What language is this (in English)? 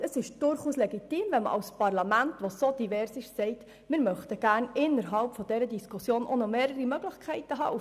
Swiss German